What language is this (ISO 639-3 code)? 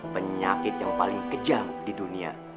ind